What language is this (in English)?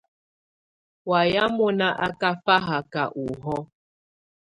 Tunen